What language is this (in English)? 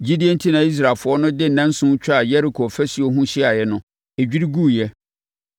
Akan